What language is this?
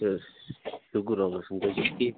Kashmiri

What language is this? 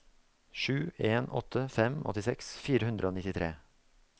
Norwegian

